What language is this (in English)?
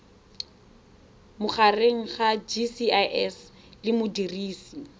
Tswana